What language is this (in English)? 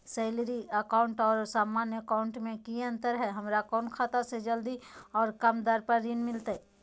Magahi